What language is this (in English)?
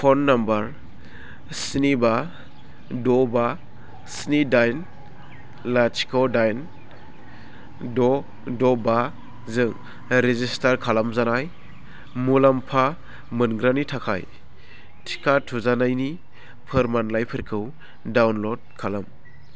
Bodo